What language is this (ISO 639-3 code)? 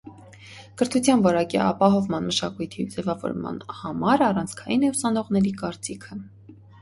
hye